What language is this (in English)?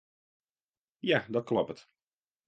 Western Frisian